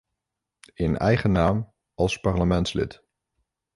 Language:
Dutch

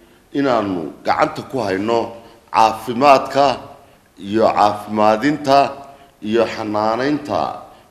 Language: Arabic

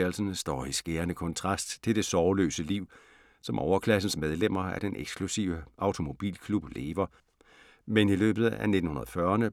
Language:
Danish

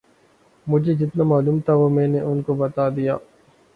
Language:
Urdu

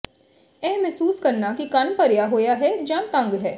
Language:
Punjabi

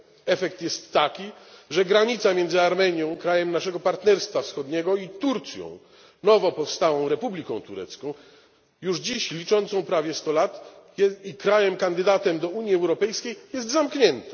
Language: Polish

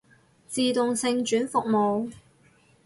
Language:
Cantonese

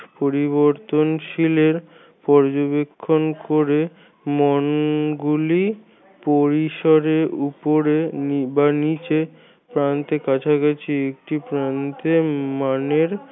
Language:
Bangla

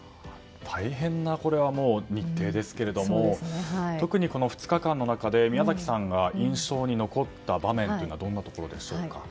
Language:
Japanese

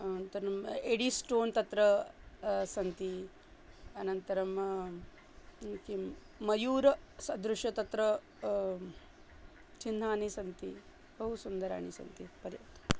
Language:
Sanskrit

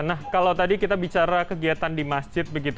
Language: Indonesian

